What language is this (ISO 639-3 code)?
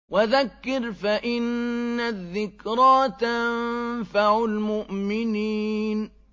ara